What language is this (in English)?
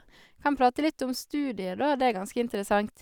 Norwegian